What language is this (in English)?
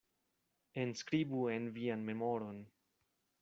Esperanto